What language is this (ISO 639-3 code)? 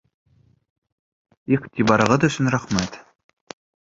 bak